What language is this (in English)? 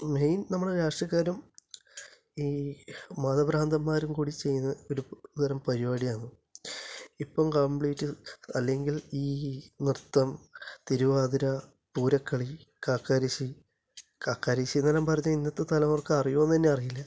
Malayalam